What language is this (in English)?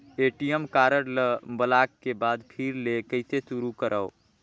Chhattisgarhi